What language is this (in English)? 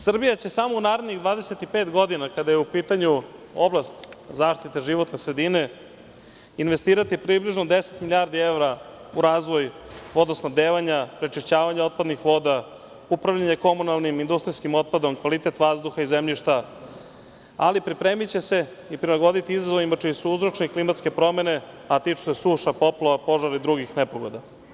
Serbian